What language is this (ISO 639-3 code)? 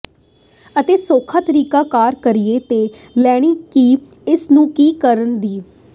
pan